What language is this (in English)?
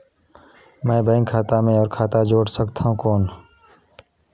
Chhattisgarhi